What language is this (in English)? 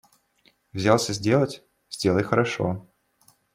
Russian